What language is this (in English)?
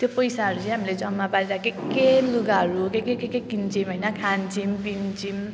Nepali